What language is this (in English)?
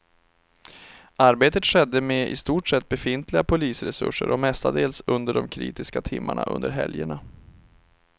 Swedish